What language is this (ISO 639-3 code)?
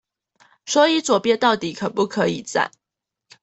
zho